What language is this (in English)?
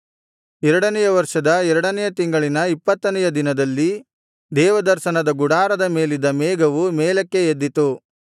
Kannada